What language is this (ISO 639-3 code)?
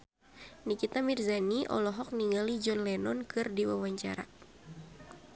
sun